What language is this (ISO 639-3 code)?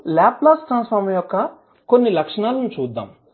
tel